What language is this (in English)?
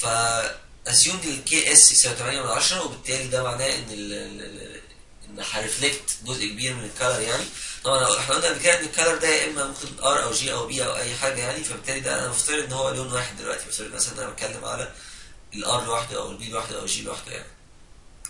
Arabic